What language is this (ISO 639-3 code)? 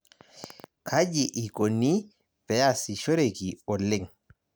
mas